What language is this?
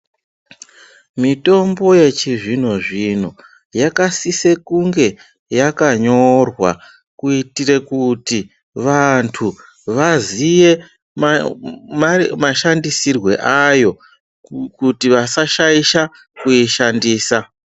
Ndau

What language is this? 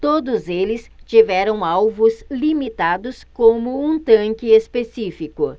Portuguese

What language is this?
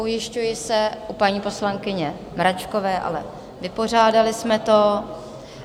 Czech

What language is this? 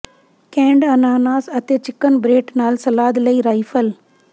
Punjabi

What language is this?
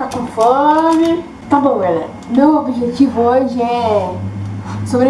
Portuguese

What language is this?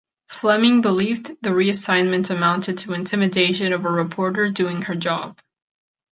English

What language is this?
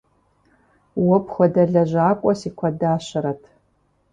Kabardian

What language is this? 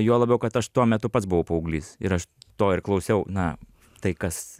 Lithuanian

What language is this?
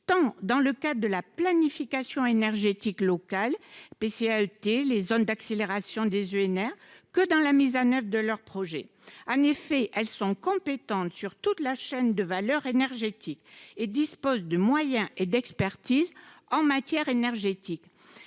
French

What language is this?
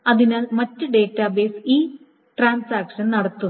Malayalam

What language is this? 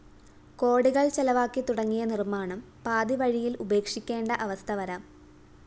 Malayalam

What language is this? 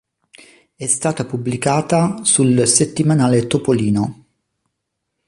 Italian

